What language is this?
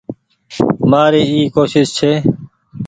Goaria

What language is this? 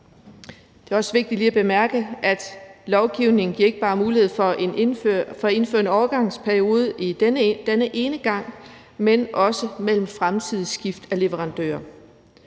Danish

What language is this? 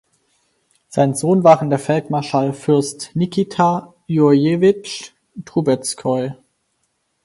German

